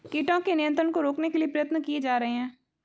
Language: Hindi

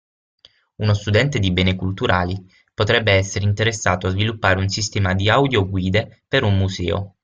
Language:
Italian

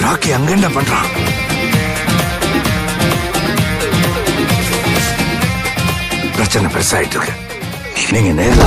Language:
Turkish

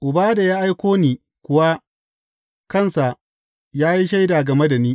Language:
Hausa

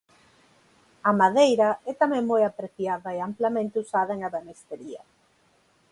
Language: Galician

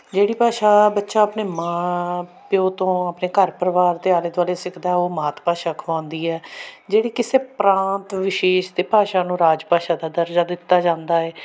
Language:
Punjabi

